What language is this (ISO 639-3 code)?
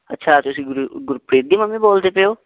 pan